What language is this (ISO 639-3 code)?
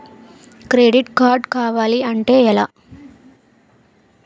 tel